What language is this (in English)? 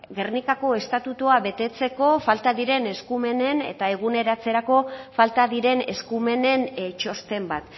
Basque